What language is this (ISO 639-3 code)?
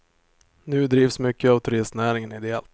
swe